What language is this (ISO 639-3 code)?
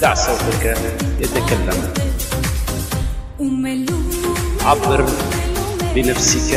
ara